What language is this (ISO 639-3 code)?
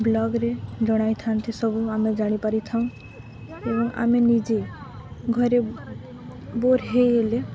ori